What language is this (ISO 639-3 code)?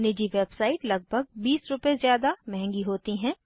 hin